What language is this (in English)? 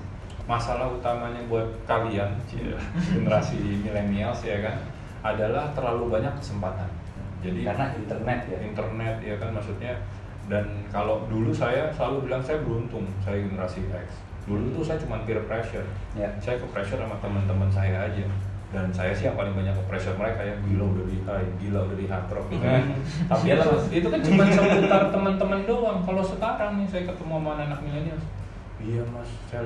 Indonesian